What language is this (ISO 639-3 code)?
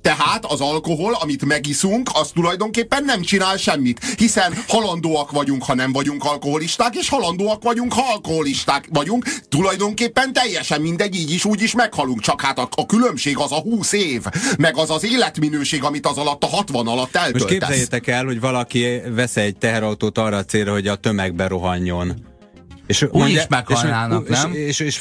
hun